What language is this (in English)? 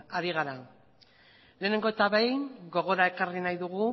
Basque